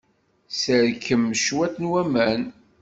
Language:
Kabyle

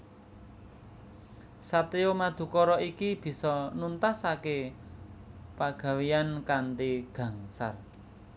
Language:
Javanese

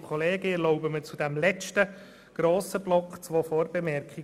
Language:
Swiss German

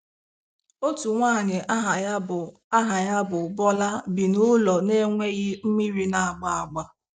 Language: Igbo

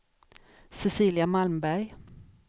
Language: Swedish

